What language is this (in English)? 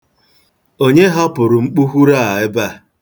Igbo